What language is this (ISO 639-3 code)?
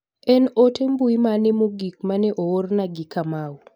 luo